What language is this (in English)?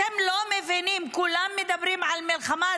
Hebrew